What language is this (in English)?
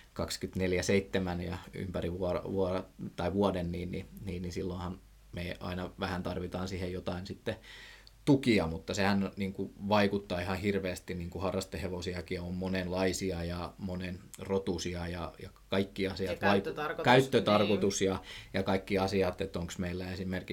Finnish